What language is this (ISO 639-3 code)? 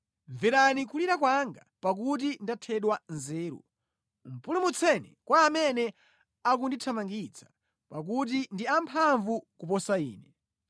nya